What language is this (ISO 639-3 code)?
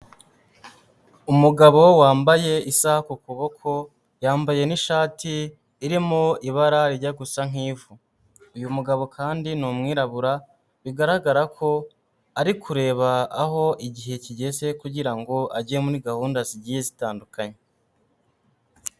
kin